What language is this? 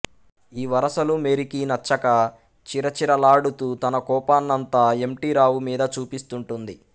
Telugu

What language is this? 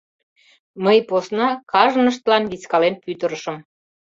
Mari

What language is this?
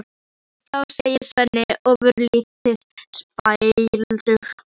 Icelandic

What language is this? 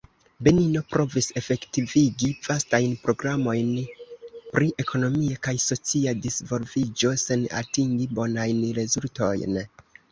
Esperanto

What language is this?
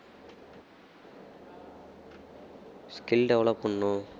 Tamil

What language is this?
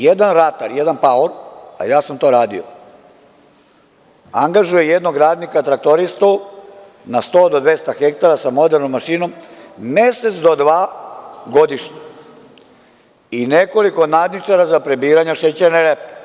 Serbian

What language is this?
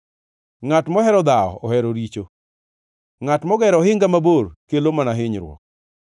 Luo (Kenya and Tanzania)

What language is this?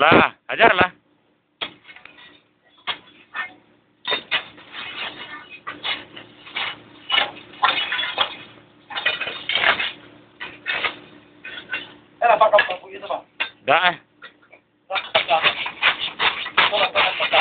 Czech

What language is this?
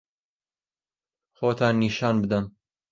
Central Kurdish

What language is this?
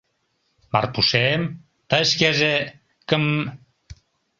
Mari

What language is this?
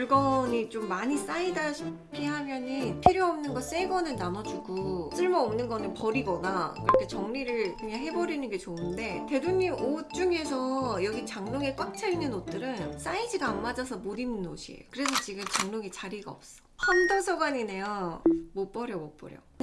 Korean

